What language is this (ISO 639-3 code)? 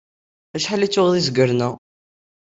kab